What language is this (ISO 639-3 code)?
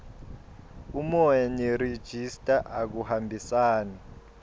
ssw